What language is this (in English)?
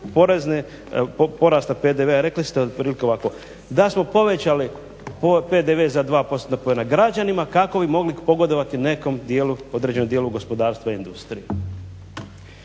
Croatian